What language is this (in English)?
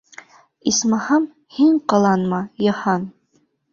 Bashkir